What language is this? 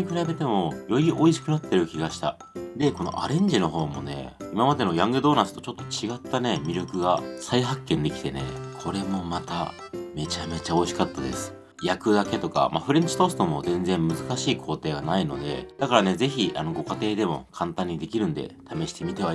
Japanese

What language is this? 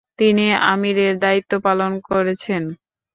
Bangla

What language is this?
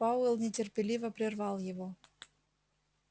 Russian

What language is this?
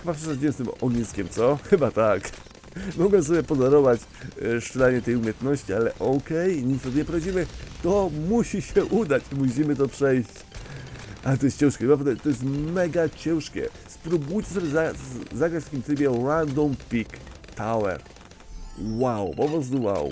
Polish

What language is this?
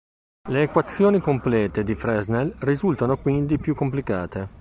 Italian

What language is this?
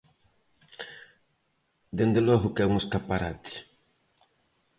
Galician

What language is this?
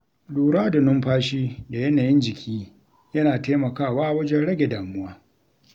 Hausa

